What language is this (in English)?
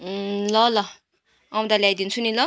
Nepali